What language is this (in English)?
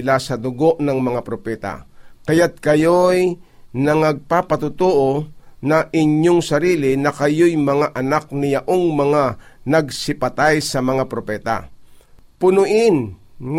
Filipino